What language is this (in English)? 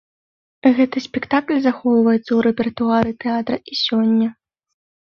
Belarusian